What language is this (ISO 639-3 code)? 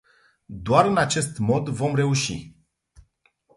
ron